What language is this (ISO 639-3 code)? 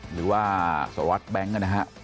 tha